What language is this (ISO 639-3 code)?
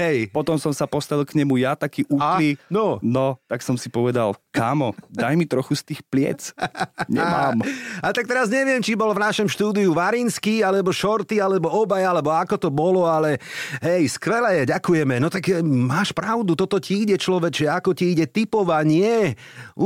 slk